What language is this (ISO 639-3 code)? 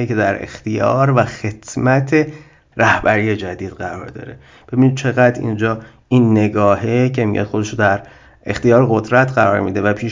fas